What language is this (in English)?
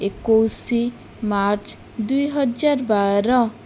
Odia